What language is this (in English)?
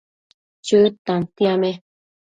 Matsés